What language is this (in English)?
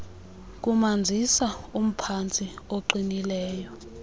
Xhosa